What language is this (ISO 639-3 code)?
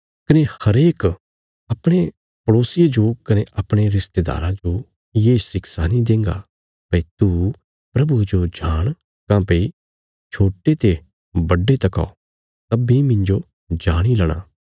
kfs